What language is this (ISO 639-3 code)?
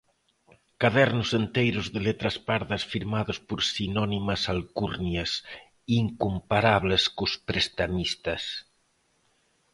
glg